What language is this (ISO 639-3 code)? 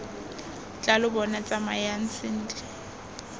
tsn